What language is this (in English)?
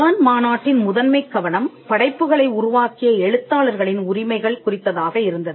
Tamil